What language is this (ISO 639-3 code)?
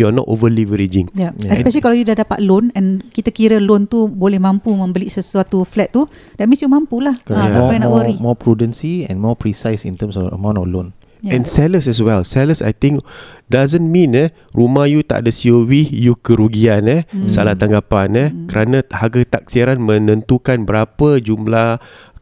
msa